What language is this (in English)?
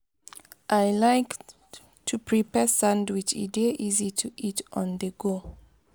Nigerian Pidgin